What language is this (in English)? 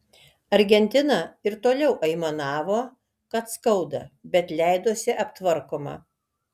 Lithuanian